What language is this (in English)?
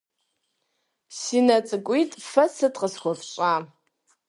Kabardian